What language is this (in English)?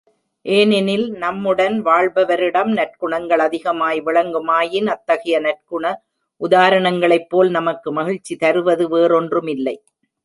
Tamil